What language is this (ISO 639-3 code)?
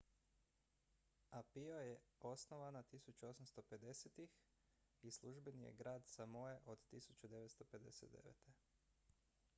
hrv